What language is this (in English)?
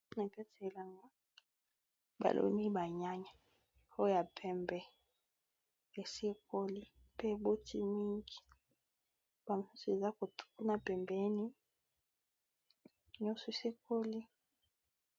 Lingala